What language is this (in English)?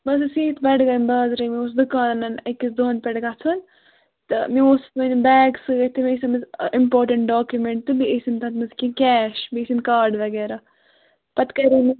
Kashmiri